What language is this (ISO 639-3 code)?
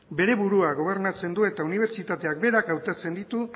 eus